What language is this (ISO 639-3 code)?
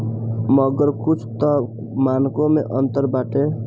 bho